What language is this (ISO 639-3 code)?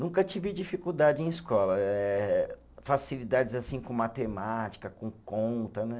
por